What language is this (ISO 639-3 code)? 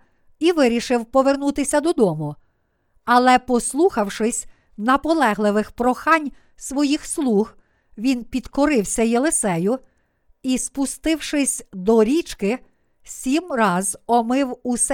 ukr